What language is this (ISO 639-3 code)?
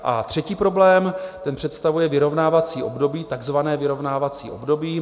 ces